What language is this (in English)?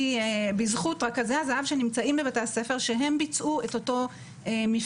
Hebrew